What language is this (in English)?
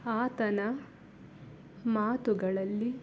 Kannada